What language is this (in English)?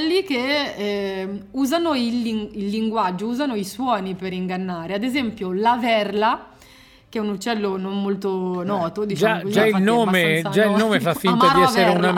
Italian